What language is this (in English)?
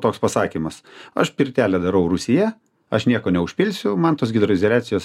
Lithuanian